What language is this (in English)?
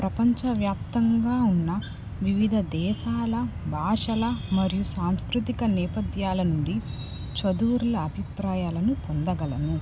Telugu